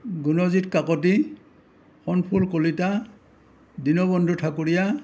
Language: Assamese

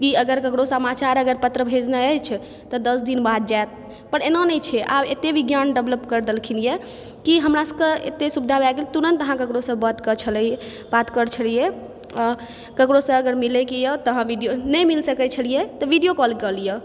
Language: Maithili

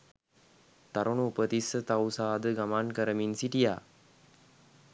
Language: Sinhala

